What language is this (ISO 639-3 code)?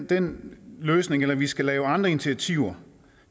dan